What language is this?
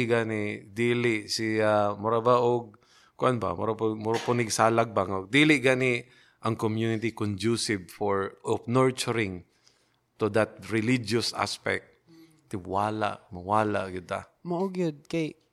Filipino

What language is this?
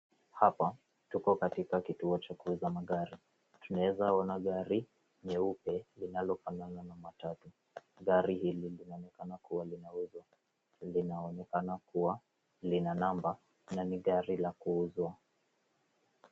Swahili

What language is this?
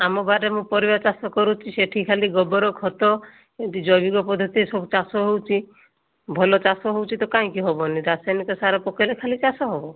Odia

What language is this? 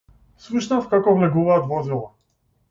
Macedonian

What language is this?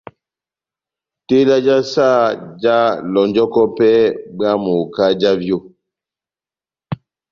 Batanga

